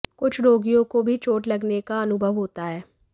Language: Hindi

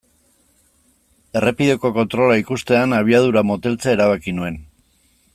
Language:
Basque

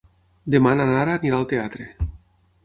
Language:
Catalan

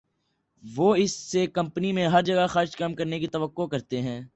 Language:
Urdu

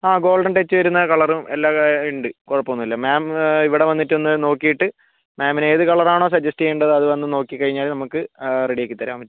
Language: Malayalam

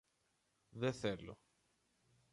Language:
Greek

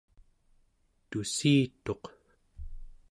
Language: Central Yupik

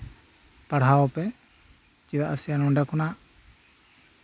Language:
Santali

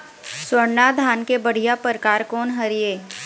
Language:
Chhattisgarhi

